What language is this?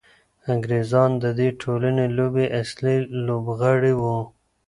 Pashto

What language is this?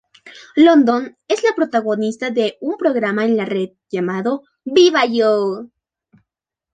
Spanish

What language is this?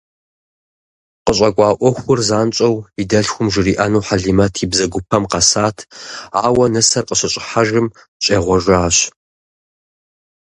Kabardian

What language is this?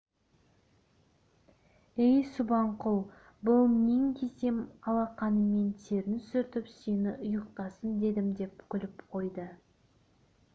Kazakh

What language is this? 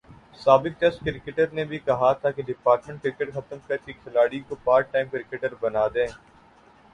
Urdu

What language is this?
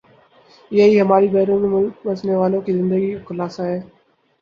Urdu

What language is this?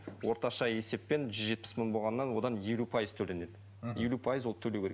Kazakh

